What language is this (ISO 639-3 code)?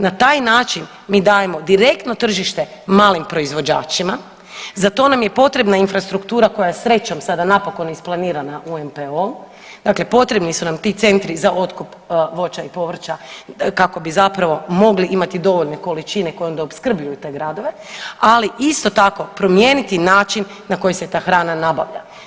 hrv